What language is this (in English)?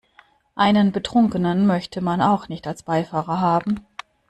German